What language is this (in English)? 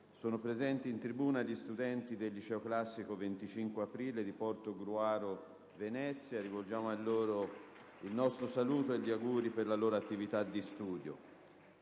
Italian